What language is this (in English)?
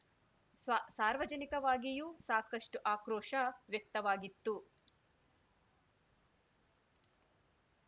Kannada